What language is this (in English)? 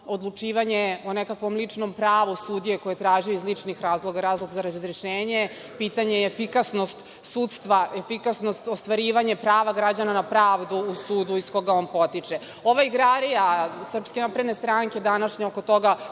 Serbian